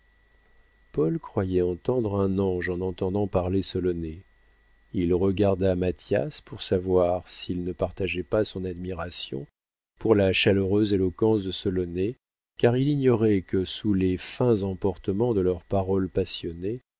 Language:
French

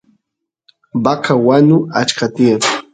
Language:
Santiago del Estero Quichua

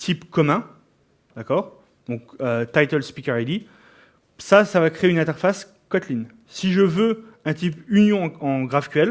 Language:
French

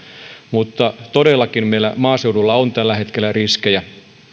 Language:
Finnish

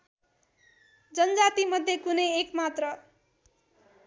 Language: Nepali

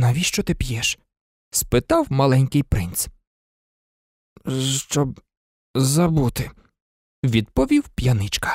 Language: Ukrainian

